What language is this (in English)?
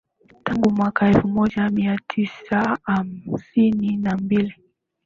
Swahili